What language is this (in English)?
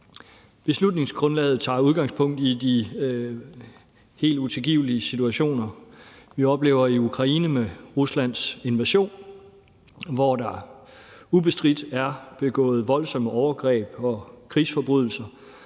Danish